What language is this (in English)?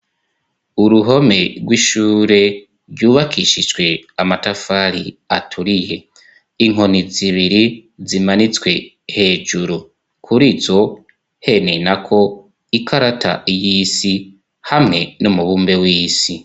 Rundi